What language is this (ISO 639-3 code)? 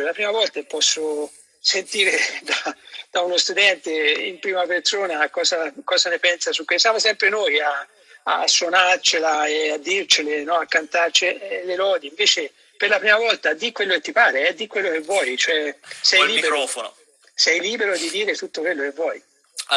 ita